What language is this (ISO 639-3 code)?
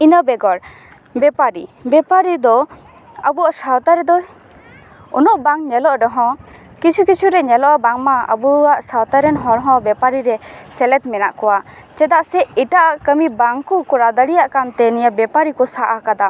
sat